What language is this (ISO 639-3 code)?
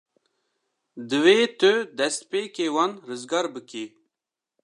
kur